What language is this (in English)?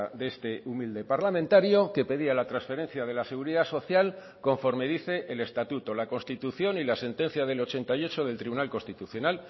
Spanish